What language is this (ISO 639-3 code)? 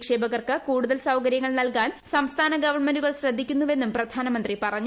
mal